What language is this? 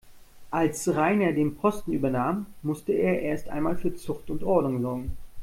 German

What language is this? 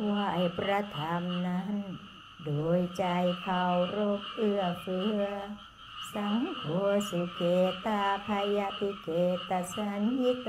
Thai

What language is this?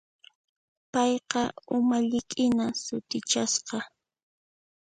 Puno Quechua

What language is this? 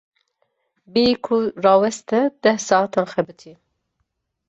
Kurdish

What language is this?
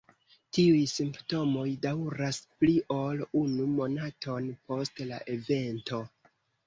Esperanto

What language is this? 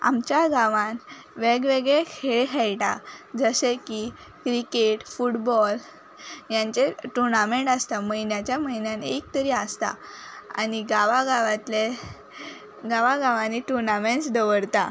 Konkani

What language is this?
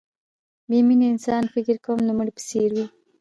Pashto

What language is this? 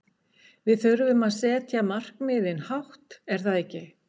Icelandic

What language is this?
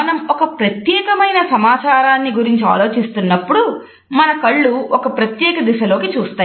Telugu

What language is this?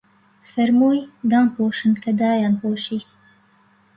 Central Kurdish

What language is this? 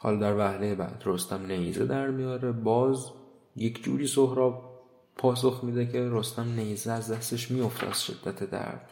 Persian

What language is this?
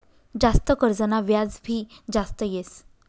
Marathi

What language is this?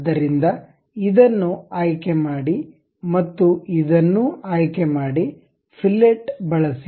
Kannada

